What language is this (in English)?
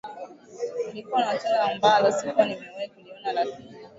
Swahili